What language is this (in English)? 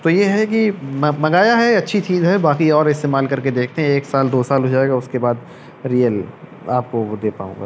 Urdu